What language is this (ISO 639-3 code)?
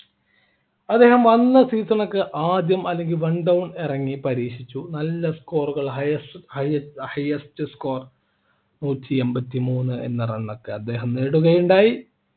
mal